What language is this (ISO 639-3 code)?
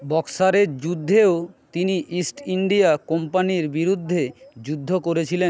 ben